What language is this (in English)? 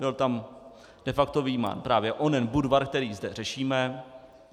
Czech